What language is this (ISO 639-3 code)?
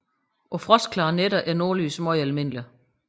dan